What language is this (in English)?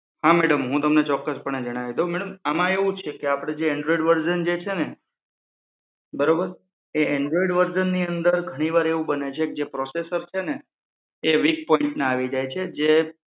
Gujarati